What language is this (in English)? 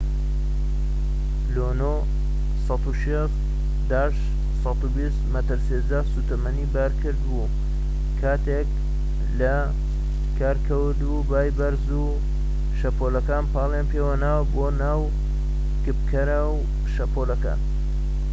Central Kurdish